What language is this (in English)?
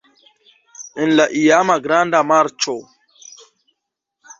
Esperanto